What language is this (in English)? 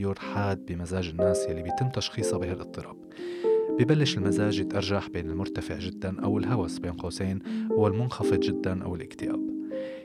Arabic